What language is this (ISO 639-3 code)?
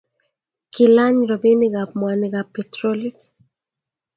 kln